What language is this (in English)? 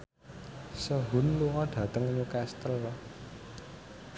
Javanese